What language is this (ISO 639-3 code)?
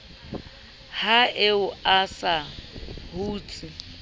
sot